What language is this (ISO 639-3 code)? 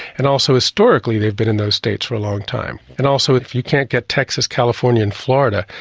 eng